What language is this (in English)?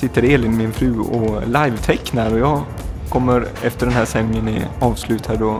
Swedish